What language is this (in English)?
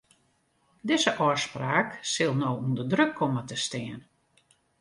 Western Frisian